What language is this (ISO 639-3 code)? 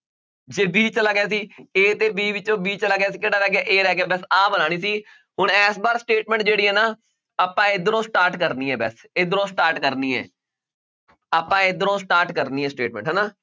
pan